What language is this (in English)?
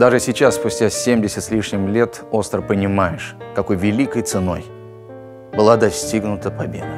Russian